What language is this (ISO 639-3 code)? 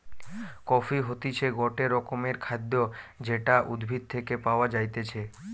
ben